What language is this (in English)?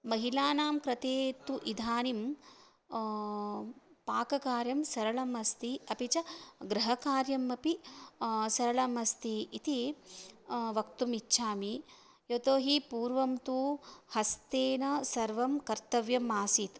Sanskrit